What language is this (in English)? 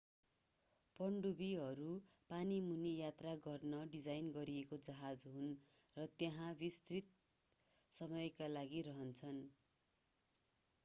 Nepali